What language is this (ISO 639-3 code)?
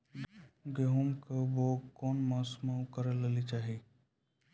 mai